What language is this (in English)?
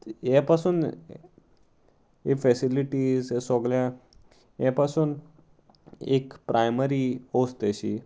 Konkani